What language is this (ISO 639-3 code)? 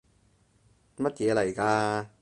yue